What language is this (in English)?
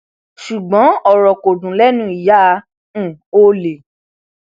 Yoruba